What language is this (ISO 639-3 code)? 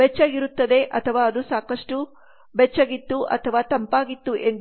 kan